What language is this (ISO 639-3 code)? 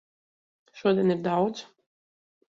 lav